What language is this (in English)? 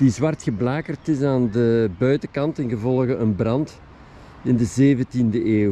Dutch